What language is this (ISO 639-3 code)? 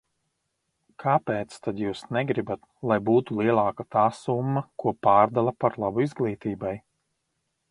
lav